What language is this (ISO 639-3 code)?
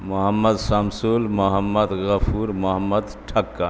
urd